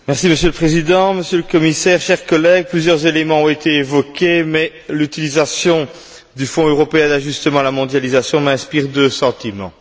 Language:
French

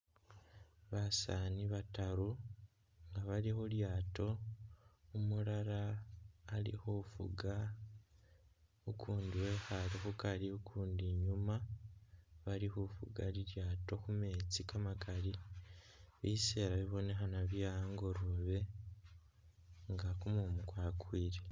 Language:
Masaaba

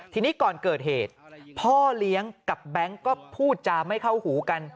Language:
Thai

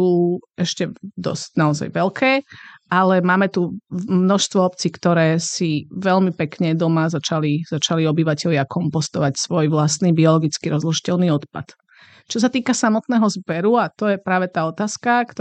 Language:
Slovak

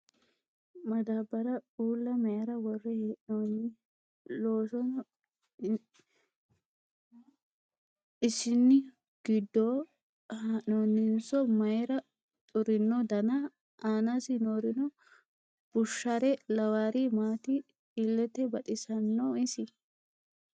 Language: Sidamo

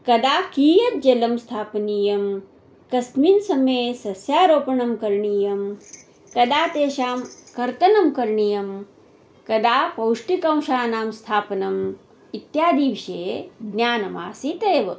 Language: Sanskrit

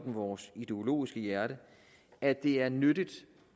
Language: Danish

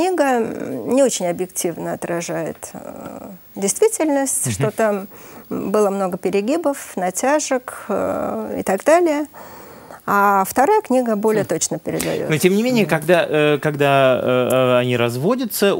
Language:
Russian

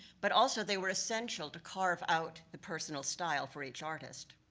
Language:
English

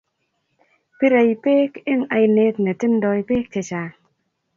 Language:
Kalenjin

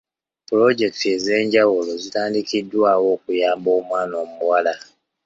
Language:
Ganda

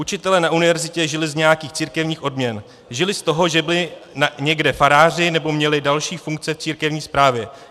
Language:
Czech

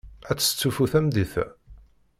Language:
Kabyle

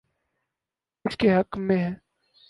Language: Urdu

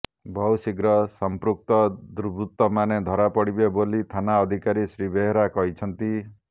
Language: Odia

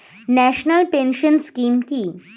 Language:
Bangla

